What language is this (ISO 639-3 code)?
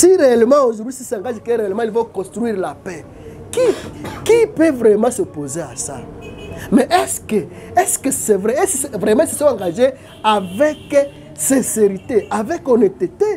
fra